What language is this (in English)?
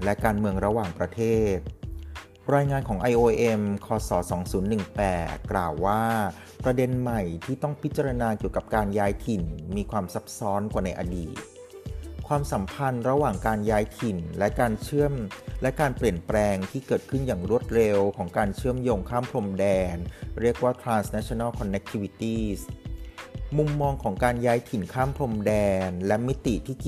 Thai